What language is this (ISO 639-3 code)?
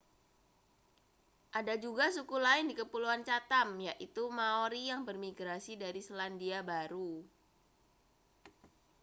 ind